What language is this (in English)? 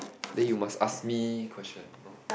English